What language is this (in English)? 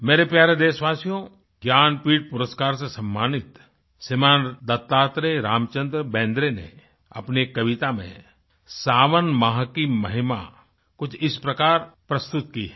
Hindi